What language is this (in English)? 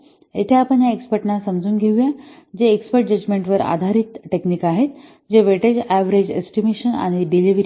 Marathi